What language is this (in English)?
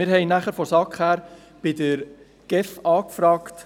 Swiss German